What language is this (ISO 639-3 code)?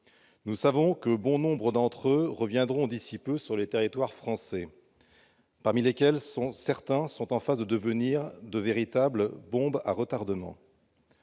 fra